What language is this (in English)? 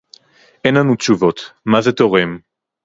Hebrew